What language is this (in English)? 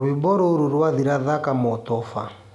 Kikuyu